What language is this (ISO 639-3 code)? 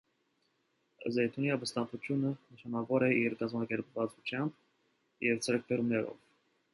hye